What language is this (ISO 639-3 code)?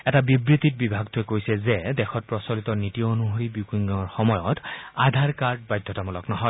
asm